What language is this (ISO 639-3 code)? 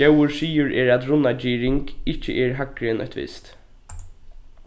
fao